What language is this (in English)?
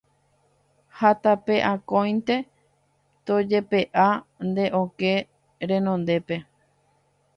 Guarani